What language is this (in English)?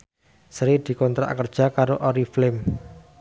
Javanese